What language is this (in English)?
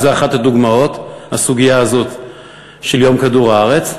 Hebrew